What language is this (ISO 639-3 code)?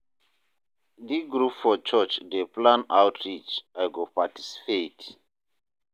pcm